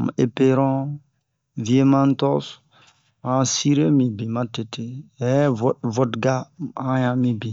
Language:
Bomu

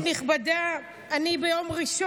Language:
Hebrew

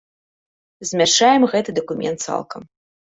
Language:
Belarusian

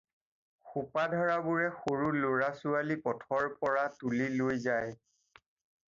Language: Assamese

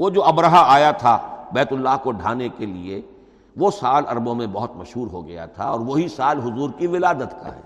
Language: Urdu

